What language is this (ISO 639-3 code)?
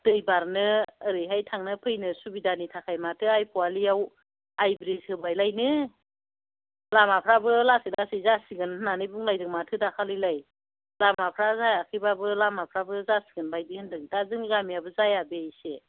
brx